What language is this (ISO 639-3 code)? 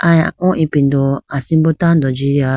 clk